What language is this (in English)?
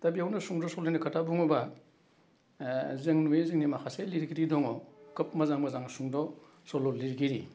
Bodo